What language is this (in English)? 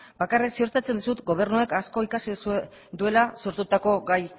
Basque